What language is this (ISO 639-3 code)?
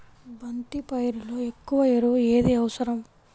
tel